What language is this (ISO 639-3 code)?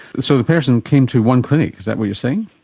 eng